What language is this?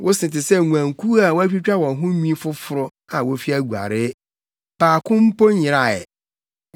Akan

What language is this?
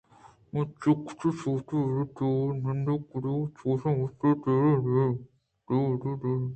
Eastern Balochi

